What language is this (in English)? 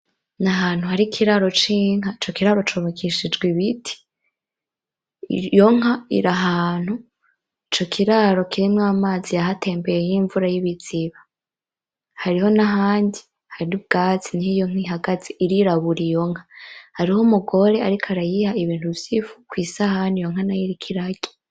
Rundi